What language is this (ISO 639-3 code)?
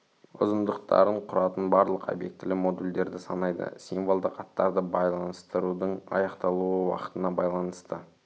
kaz